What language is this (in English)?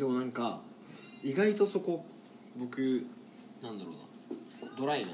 Japanese